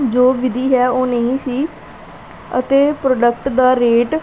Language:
Punjabi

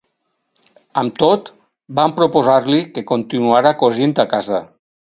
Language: Catalan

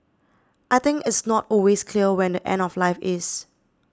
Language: English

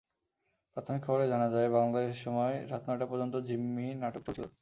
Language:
Bangla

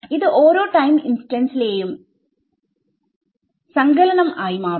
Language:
Malayalam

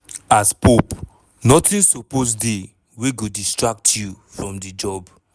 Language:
Nigerian Pidgin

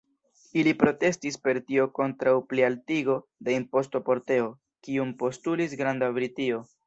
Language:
Esperanto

